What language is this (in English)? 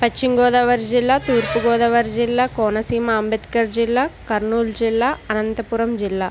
Telugu